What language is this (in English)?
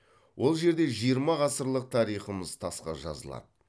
Kazakh